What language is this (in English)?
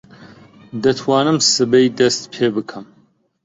Central Kurdish